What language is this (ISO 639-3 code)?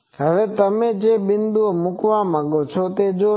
guj